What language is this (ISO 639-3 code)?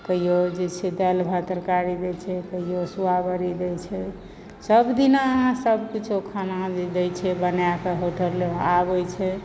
mai